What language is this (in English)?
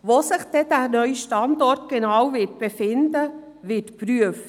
Swiss German